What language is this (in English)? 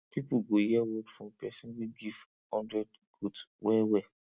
Nigerian Pidgin